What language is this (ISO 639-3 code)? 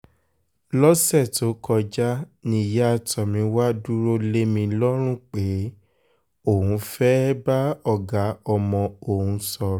yor